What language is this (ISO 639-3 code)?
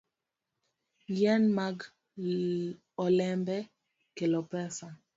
luo